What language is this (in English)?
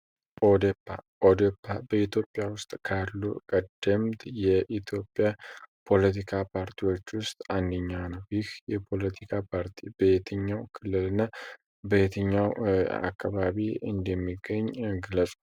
Amharic